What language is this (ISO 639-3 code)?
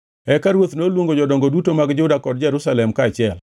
luo